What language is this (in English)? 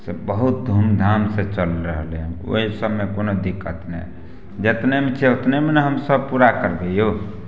Maithili